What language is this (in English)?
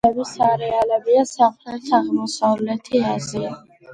Georgian